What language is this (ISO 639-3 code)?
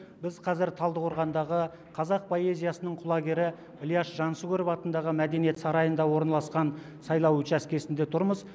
kaz